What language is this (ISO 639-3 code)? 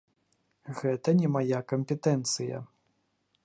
bel